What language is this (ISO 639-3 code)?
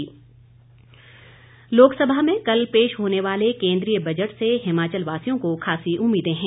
hin